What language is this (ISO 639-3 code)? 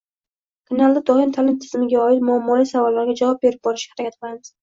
uzb